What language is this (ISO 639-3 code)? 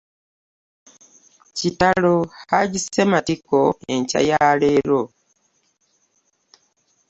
lug